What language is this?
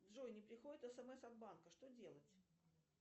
Russian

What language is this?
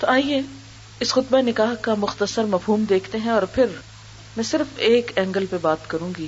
Urdu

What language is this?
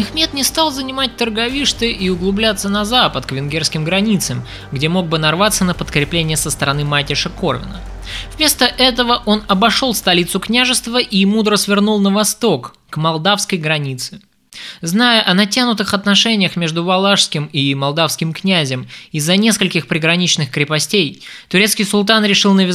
Russian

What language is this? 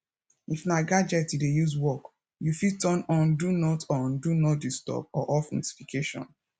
Nigerian Pidgin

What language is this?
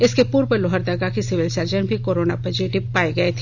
Hindi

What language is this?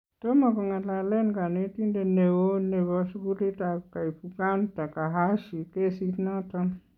Kalenjin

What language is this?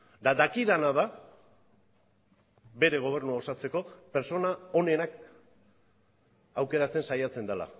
Basque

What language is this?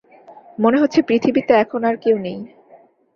Bangla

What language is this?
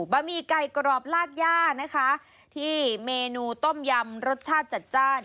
Thai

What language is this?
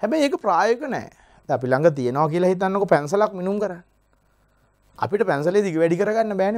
Hindi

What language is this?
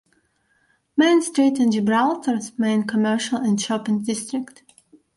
English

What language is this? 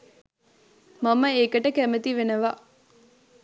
Sinhala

